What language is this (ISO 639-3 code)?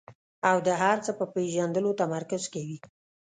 pus